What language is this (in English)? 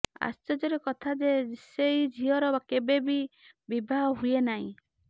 Odia